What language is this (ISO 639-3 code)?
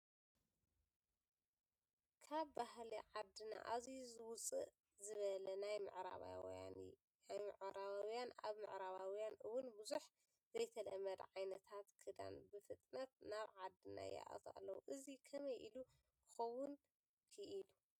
tir